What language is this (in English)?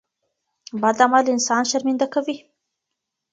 Pashto